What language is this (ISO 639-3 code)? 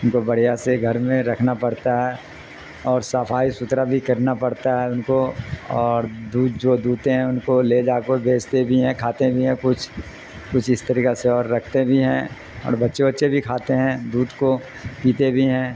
urd